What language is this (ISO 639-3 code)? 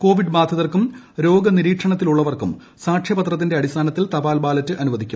mal